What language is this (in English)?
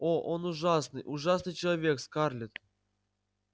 Russian